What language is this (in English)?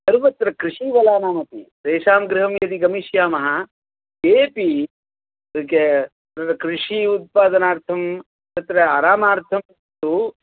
Sanskrit